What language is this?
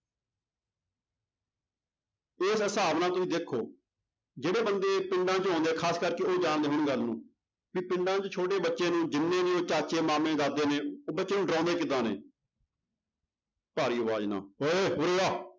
Punjabi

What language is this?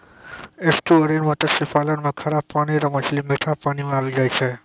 Maithili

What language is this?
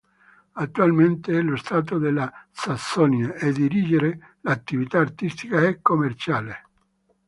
Italian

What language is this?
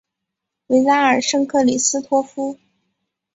Chinese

